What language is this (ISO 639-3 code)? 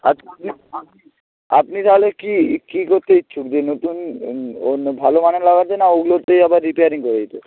ben